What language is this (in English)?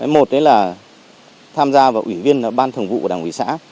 Vietnamese